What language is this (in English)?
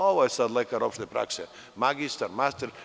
Serbian